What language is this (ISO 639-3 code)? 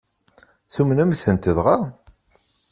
kab